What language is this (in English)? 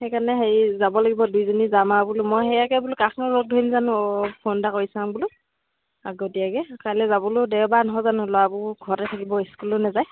Assamese